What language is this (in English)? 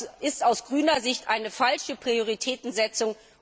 German